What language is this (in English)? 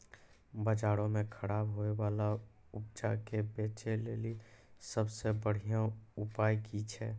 Maithili